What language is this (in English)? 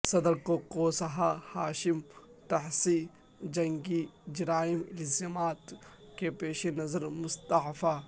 Urdu